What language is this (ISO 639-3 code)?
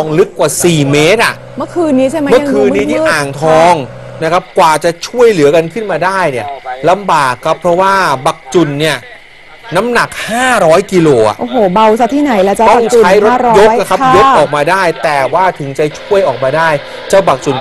tha